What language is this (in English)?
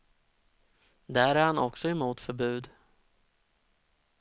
Swedish